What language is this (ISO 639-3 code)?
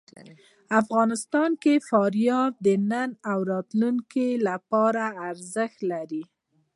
pus